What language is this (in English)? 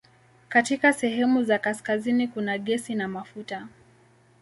Swahili